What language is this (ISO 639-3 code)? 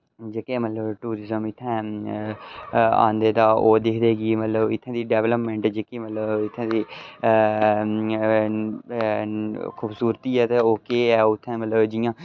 doi